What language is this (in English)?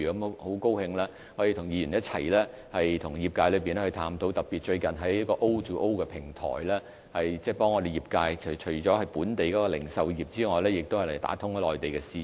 Cantonese